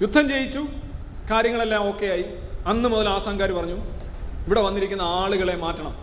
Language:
Malayalam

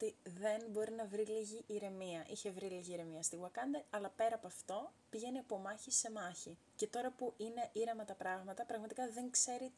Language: Greek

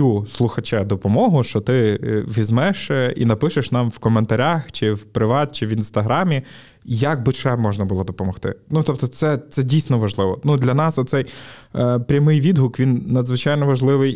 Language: Ukrainian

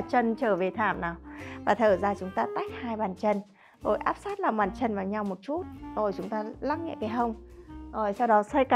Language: Vietnamese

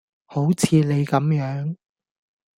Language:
Cantonese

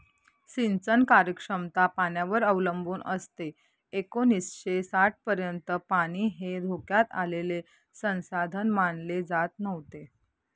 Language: Marathi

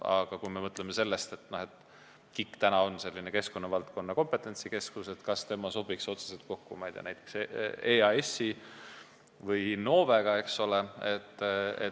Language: Estonian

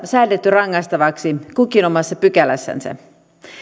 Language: Finnish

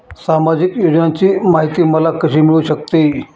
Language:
Marathi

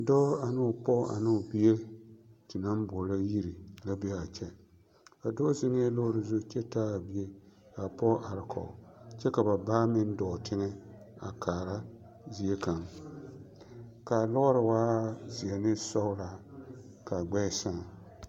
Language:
Southern Dagaare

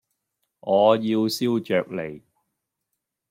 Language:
Cantonese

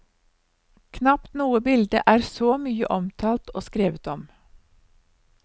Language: Norwegian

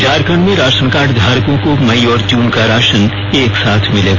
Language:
Hindi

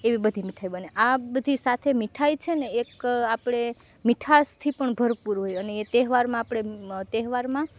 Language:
Gujarati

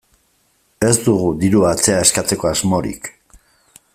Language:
Basque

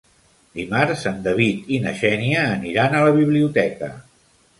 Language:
Catalan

